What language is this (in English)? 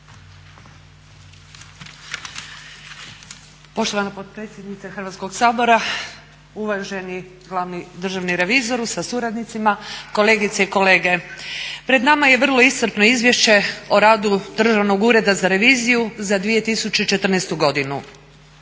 Croatian